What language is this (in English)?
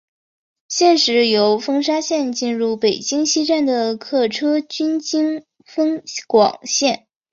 Chinese